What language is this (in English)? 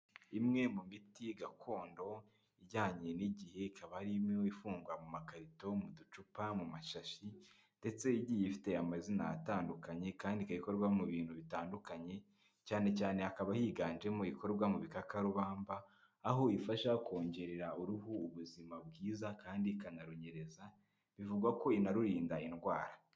Kinyarwanda